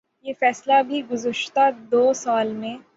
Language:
Urdu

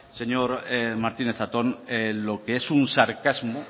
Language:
Spanish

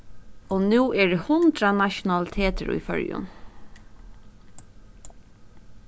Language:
Faroese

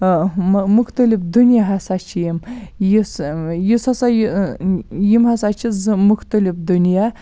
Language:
Kashmiri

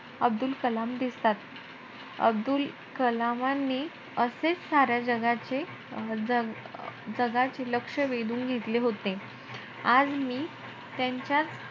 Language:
Marathi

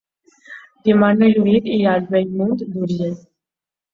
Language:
Catalan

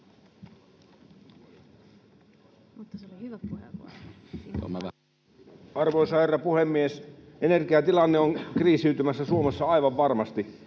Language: Finnish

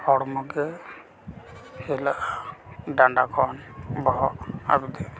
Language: Santali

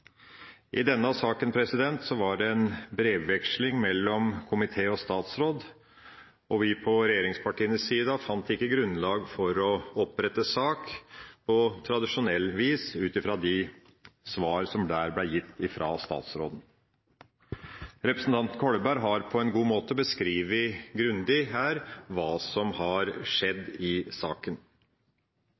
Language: Norwegian Bokmål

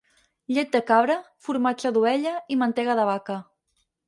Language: Catalan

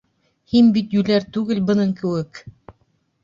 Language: Bashkir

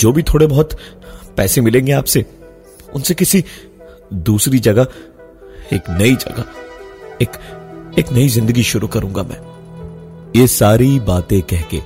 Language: Hindi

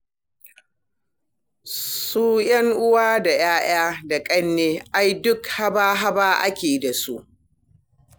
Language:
Hausa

